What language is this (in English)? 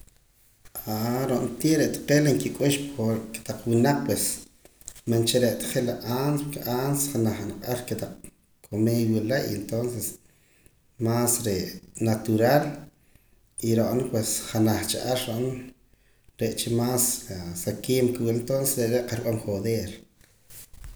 Poqomam